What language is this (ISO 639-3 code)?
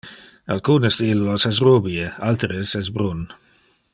ina